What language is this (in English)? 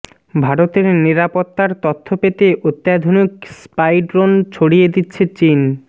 Bangla